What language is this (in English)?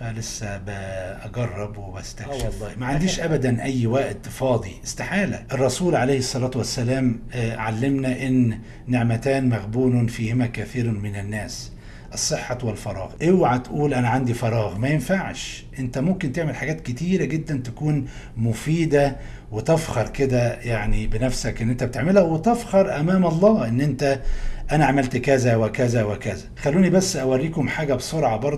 Arabic